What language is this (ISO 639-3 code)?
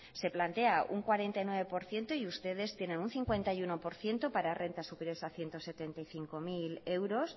spa